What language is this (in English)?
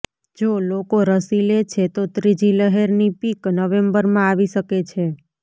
Gujarati